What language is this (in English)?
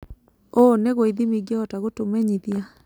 Kikuyu